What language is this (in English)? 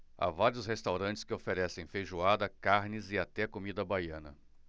Portuguese